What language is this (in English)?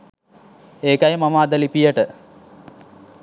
Sinhala